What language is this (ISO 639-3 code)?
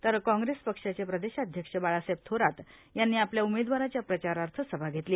mar